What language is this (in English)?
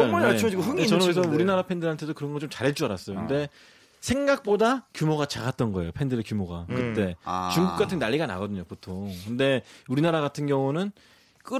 Korean